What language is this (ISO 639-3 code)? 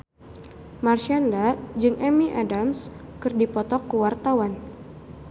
sun